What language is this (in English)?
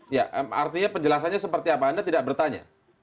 Indonesian